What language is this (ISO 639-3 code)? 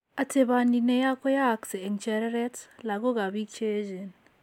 kln